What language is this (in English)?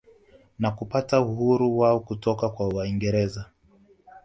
Swahili